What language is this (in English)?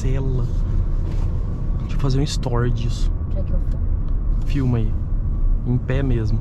Portuguese